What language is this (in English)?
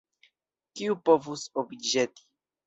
Esperanto